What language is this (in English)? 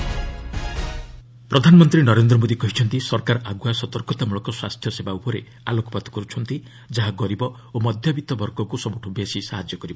Odia